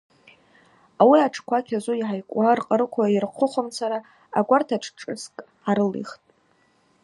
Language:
Abaza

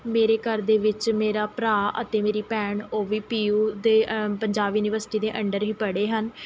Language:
Punjabi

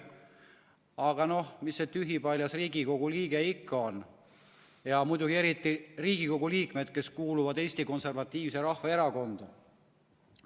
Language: Estonian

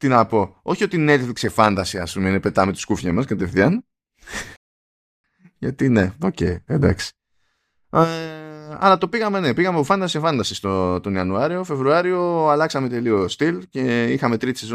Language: Greek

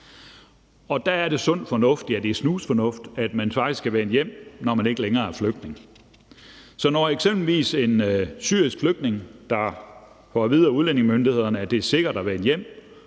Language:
Danish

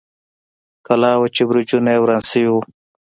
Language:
Pashto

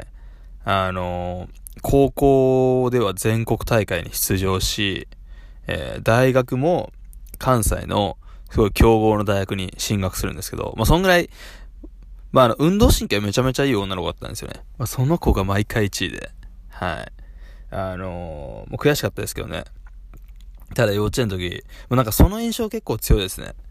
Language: Japanese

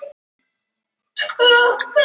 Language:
Icelandic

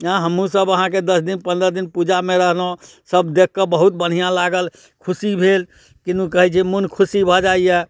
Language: Maithili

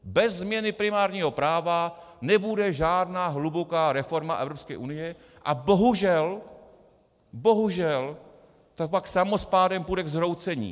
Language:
Czech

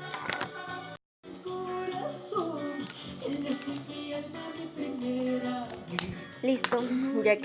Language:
Spanish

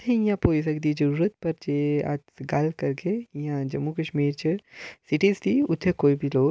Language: Dogri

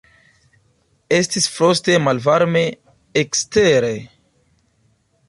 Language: Esperanto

